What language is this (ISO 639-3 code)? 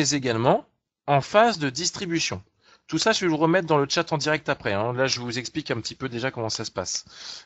fra